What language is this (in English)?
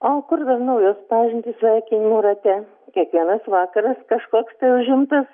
Lithuanian